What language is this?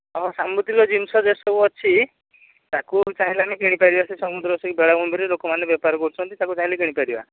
Odia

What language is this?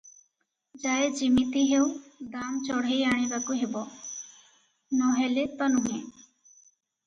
Odia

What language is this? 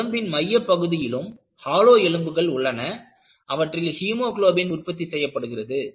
Tamil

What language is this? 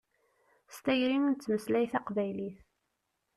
Kabyle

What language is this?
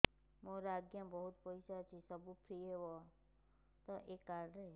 Odia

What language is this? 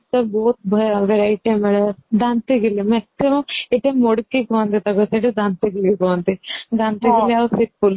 Odia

